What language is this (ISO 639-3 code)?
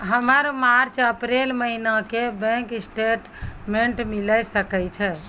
mai